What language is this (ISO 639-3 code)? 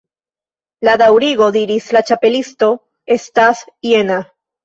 epo